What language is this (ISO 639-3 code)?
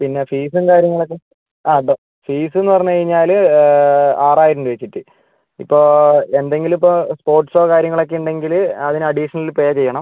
mal